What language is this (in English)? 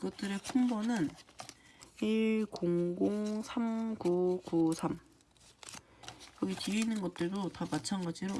Korean